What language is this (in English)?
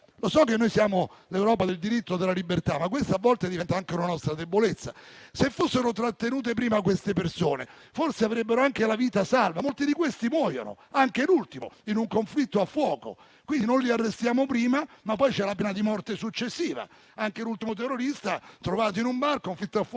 Italian